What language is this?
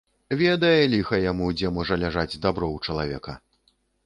Belarusian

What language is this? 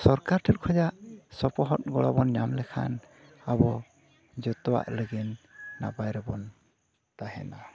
Santali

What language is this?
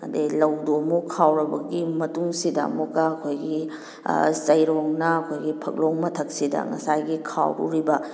Manipuri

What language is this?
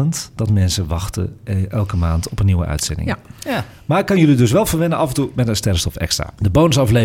Dutch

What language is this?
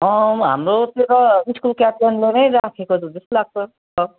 Nepali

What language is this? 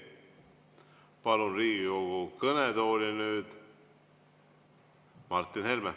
Estonian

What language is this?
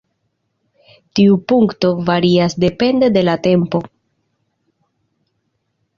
Esperanto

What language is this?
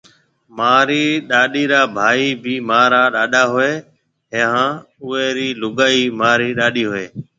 Marwari (Pakistan)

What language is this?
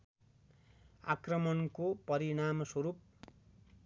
Nepali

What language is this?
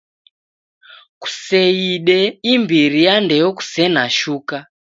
Taita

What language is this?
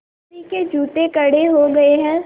Hindi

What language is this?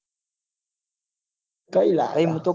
Gujarati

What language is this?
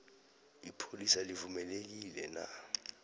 South Ndebele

